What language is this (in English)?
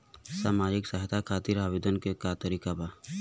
Bhojpuri